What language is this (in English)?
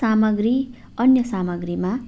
Nepali